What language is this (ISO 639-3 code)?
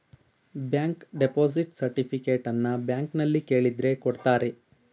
kan